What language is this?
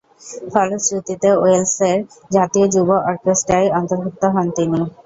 Bangla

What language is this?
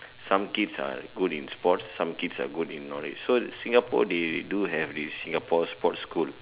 English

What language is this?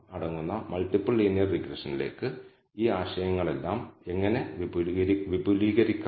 Malayalam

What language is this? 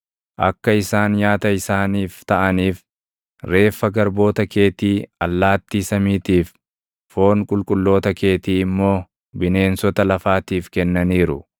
Oromo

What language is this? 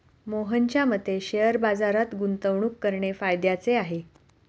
Marathi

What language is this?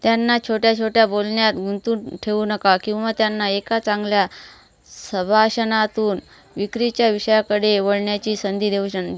Marathi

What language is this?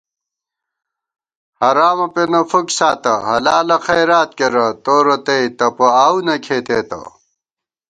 Gawar-Bati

